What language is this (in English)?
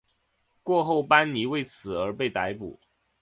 Chinese